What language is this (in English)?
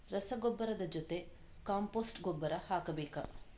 Kannada